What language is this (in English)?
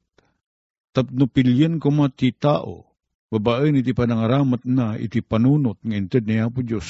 Filipino